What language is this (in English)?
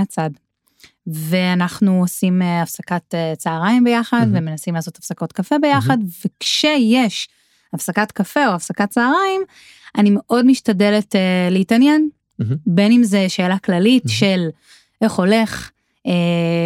Hebrew